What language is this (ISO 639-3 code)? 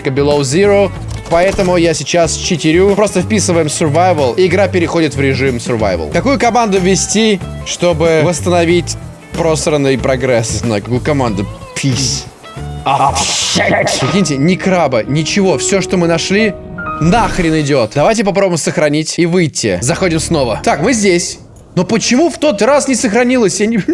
rus